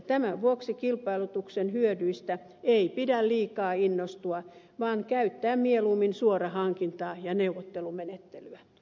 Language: Finnish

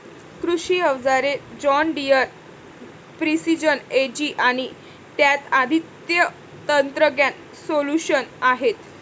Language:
Marathi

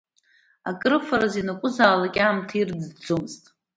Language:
Abkhazian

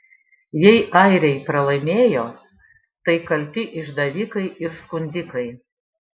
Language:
Lithuanian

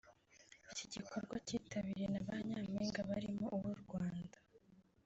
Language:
Kinyarwanda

